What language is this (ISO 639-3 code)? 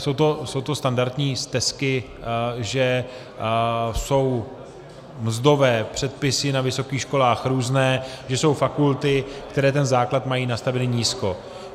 ces